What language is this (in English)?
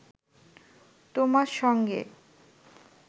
Bangla